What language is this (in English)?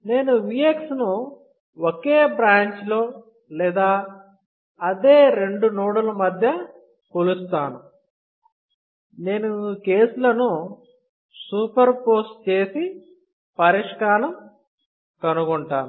Telugu